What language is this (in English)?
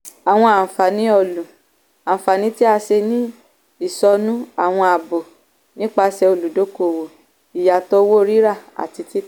Yoruba